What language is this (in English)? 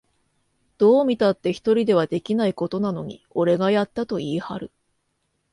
Japanese